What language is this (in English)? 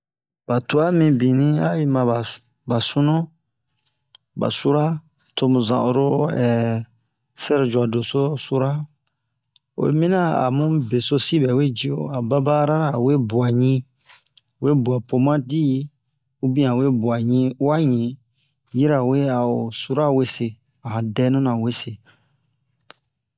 Bomu